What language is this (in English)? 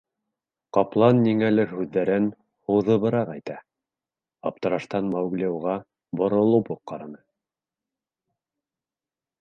Bashkir